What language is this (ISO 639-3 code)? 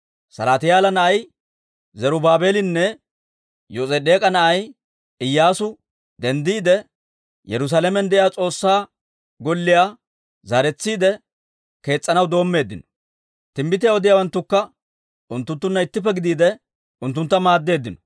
dwr